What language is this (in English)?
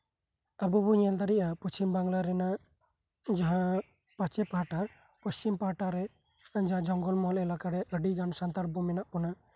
Santali